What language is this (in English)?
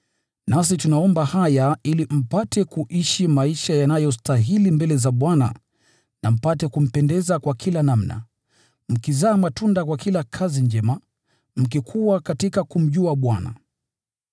Swahili